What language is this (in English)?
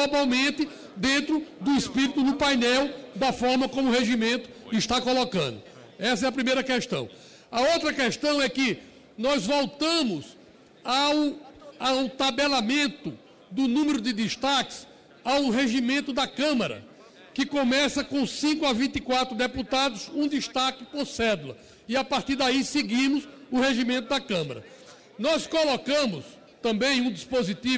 Portuguese